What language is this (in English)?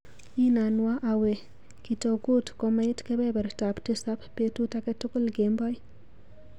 Kalenjin